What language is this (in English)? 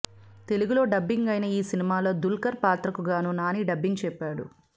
Telugu